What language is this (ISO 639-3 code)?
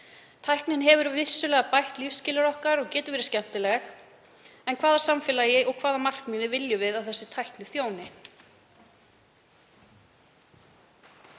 isl